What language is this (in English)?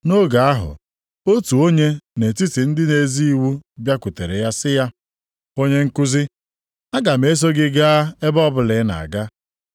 Igbo